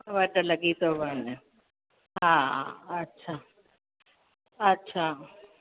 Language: Sindhi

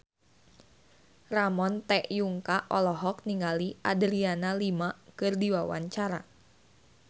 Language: Sundanese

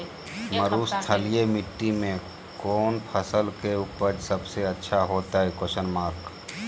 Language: Magahi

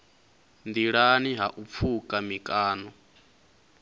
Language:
Venda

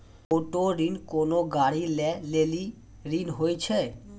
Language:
Maithili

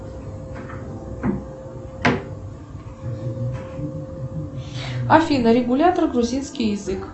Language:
Russian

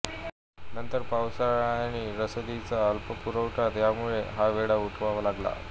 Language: Marathi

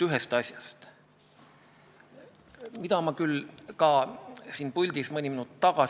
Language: Estonian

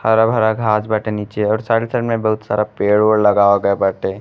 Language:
Bhojpuri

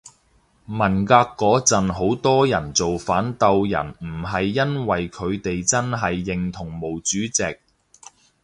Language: Cantonese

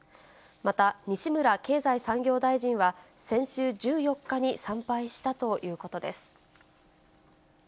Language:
Japanese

